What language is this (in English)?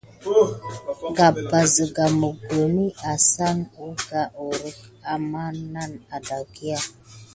Gidar